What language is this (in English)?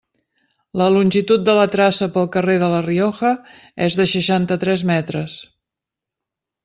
Catalan